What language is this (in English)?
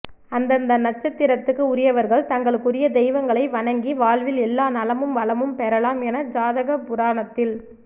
Tamil